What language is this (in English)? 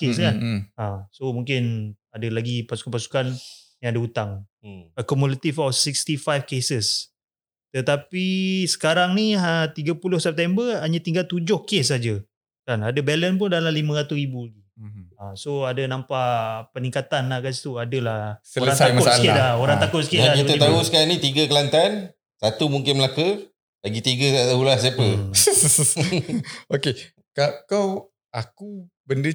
Malay